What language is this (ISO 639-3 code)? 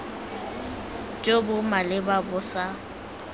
tsn